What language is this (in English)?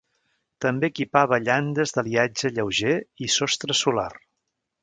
Catalan